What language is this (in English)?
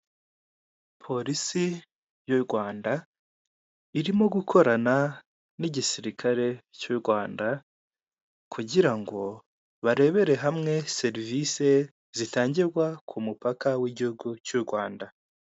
Kinyarwanda